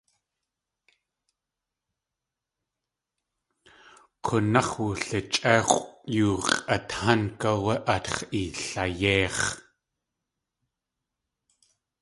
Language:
Tlingit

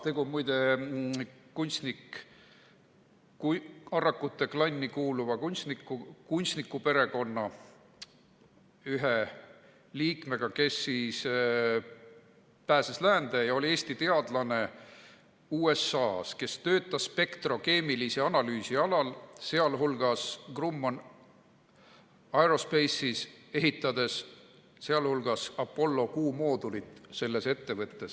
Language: Estonian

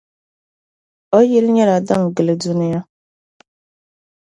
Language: Dagbani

